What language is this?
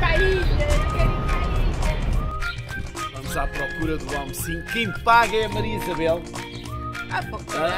Portuguese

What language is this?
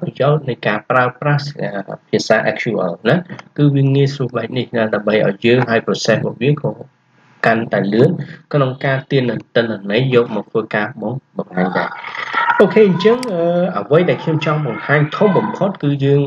Vietnamese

